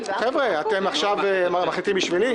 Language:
Hebrew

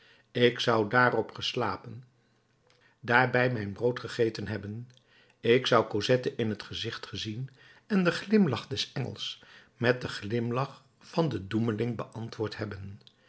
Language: Dutch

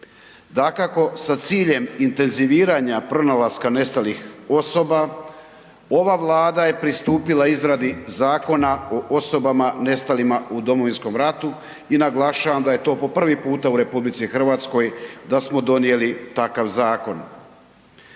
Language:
Croatian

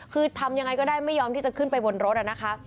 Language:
Thai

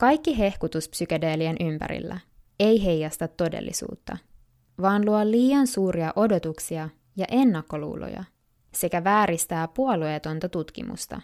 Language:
Finnish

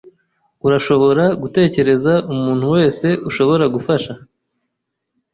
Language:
Kinyarwanda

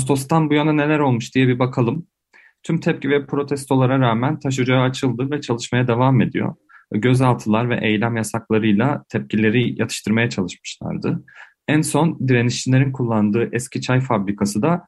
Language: Turkish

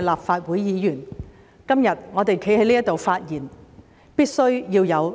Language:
Cantonese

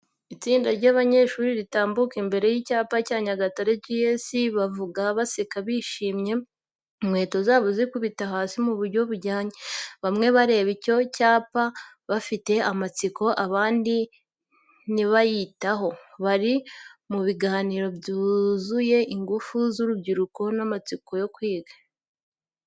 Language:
Kinyarwanda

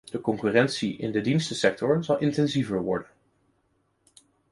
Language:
Dutch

